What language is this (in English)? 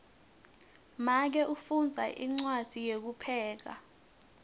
Swati